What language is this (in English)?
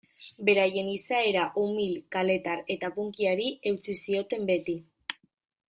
Basque